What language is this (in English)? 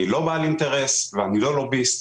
Hebrew